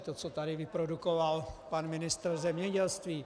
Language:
Czech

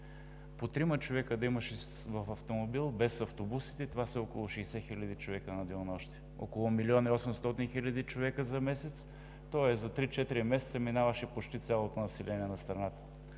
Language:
Bulgarian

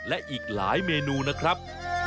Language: Thai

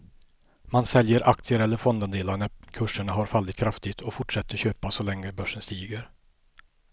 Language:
Swedish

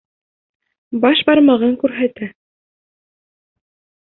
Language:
Bashkir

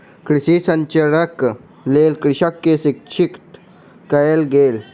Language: Maithili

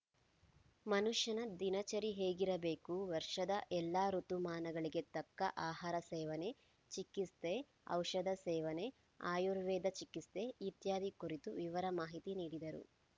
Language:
Kannada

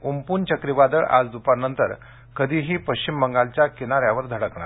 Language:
Marathi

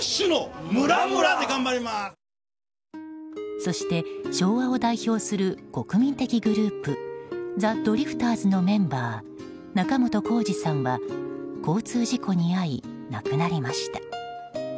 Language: Japanese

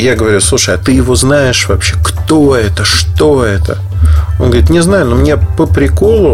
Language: Russian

